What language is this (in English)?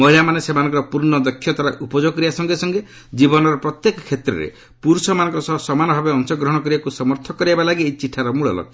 Odia